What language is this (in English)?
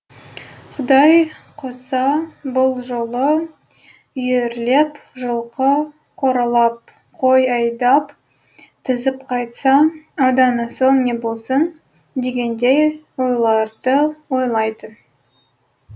Kazakh